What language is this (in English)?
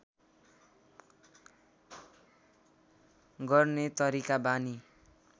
Nepali